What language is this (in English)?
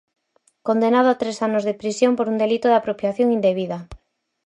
Galician